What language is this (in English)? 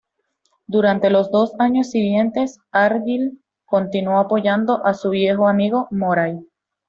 Spanish